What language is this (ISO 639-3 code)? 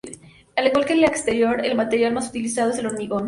spa